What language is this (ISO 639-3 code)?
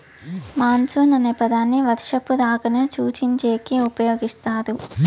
tel